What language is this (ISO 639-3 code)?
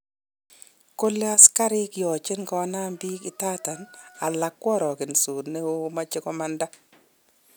kln